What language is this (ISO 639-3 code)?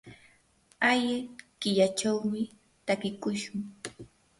qur